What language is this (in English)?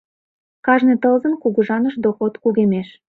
Mari